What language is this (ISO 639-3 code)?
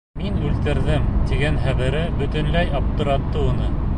bak